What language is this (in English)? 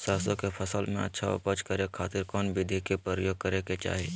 Magahi